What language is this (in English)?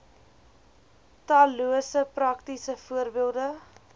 Afrikaans